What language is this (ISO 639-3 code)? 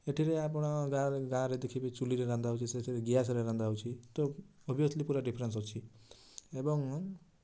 ori